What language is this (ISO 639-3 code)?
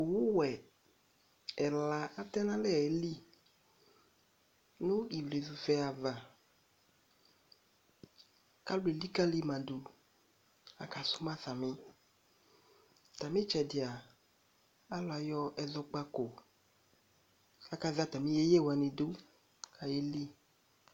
kpo